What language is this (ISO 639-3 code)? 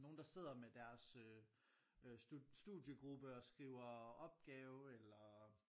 dan